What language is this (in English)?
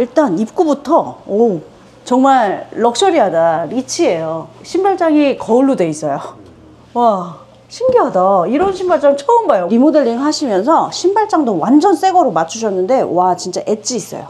Korean